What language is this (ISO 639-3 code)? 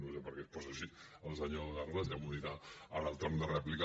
cat